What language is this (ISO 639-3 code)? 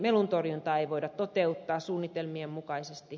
fin